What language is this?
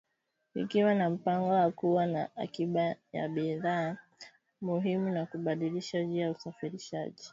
Swahili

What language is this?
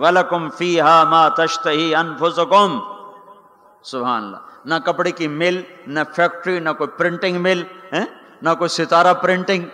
Urdu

